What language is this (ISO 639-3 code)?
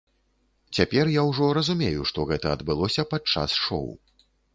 bel